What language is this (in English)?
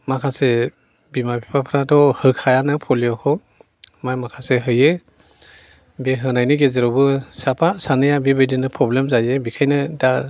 Bodo